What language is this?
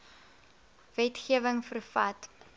Afrikaans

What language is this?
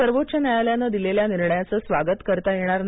Marathi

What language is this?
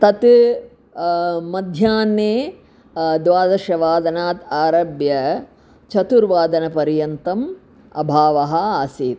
Sanskrit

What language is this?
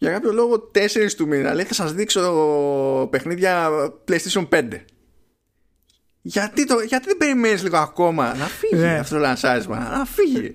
Greek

